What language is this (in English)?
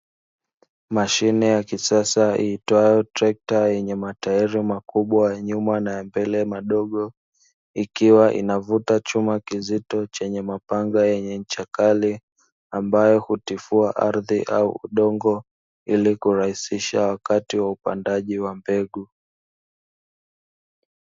Swahili